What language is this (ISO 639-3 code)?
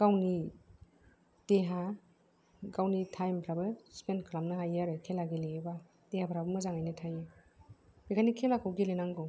brx